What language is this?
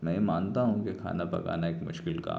Urdu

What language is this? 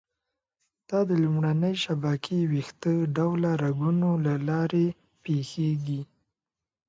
Pashto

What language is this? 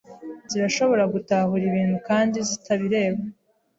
Kinyarwanda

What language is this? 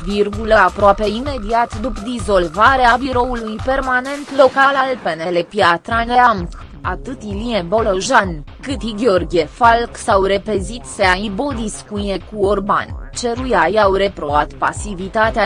Romanian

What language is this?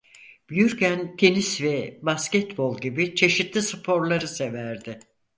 Turkish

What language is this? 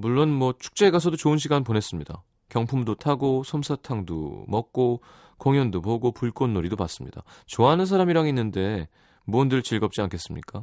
Korean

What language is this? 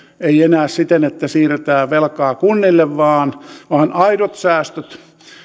Finnish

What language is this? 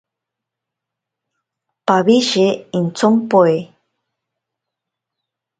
Ashéninka Perené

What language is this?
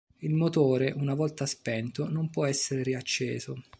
Italian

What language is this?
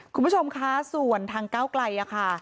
Thai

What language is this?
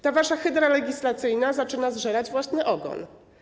Polish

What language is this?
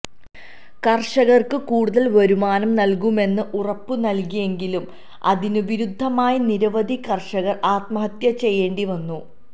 Malayalam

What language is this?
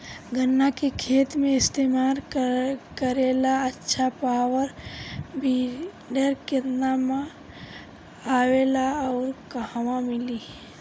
Bhojpuri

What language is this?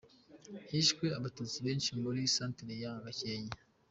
Kinyarwanda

